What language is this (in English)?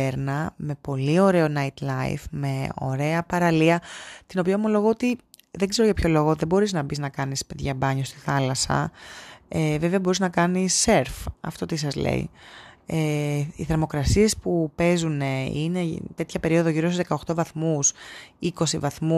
Greek